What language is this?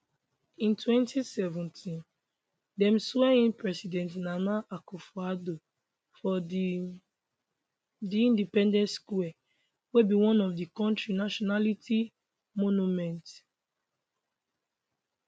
Nigerian Pidgin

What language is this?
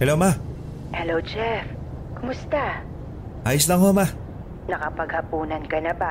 Filipino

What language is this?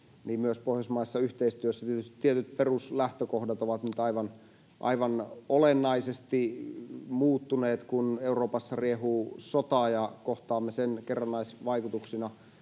Finnish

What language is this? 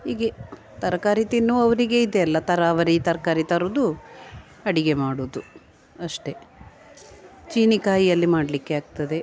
Kannada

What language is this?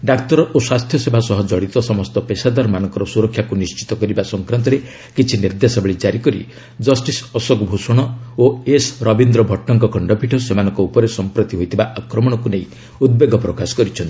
Odia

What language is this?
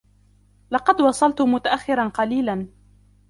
Arabic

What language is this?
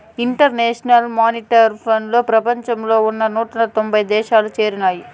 Telugu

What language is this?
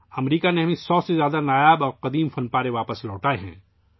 Urdu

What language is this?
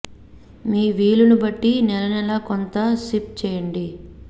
Telugu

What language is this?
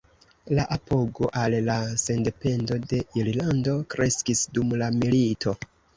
Esperanto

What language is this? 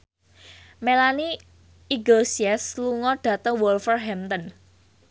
Javanese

